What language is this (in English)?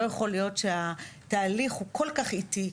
Hebrew